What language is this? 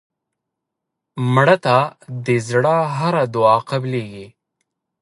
Pashto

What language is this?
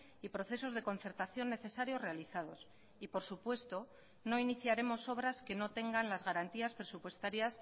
Spanish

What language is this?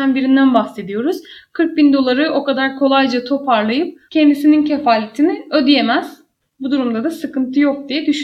Turkish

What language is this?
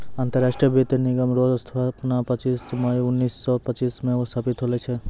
Maithili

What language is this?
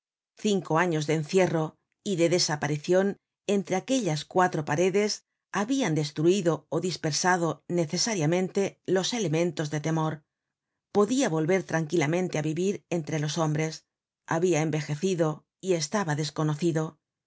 Spanish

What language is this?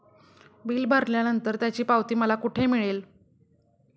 Marathi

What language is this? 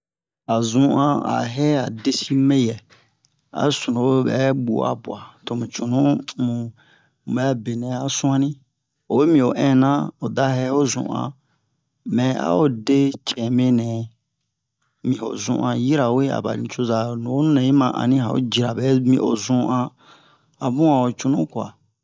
Bomu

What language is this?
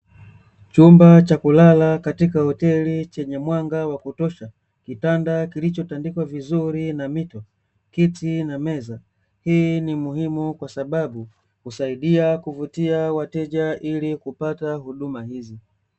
Swahili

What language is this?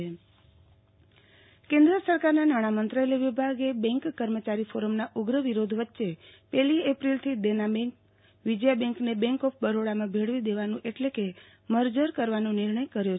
Gujarati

